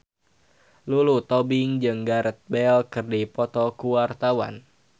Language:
Sundanese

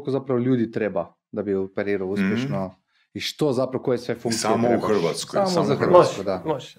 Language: Croatian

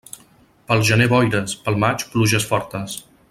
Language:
Catalan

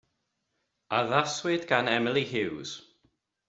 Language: Welsh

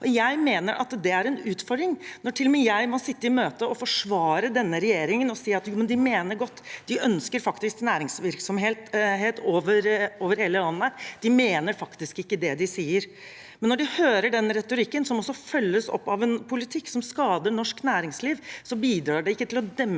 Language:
Norwegian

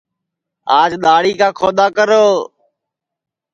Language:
Sansi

